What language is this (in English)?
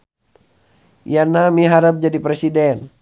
Sundanese